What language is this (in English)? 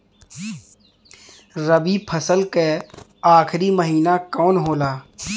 Bhojpuri